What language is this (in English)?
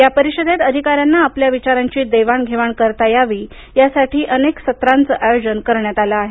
Marathi